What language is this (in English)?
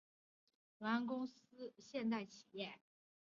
Chinese